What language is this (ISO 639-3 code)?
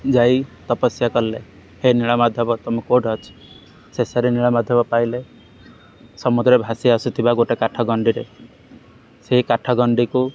ori